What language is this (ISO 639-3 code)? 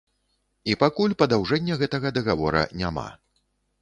bel